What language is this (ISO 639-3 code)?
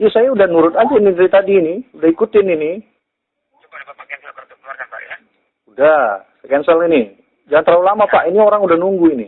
ind